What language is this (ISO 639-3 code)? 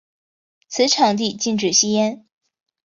zho